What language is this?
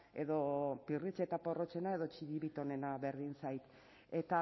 Basque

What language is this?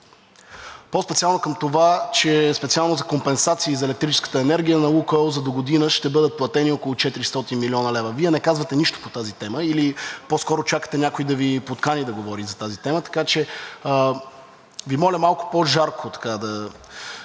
Bulgarian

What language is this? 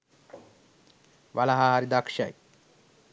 Sinhala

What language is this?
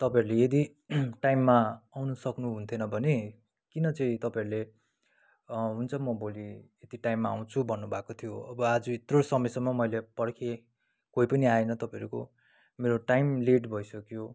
Nepali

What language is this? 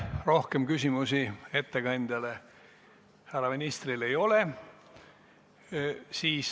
Estonian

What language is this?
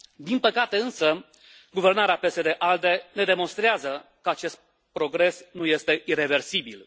Romanian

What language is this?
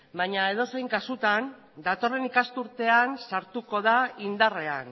Basque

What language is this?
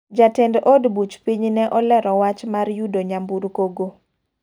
Luo (Kenya and Tanzania)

